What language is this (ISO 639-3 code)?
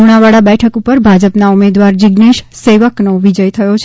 guj